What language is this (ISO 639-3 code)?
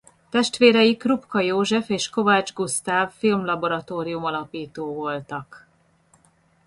hun